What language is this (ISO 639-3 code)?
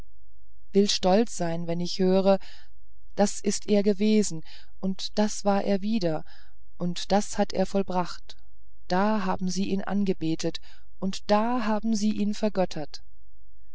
deu